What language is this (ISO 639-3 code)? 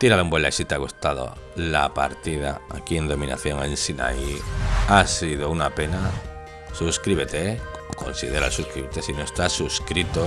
spa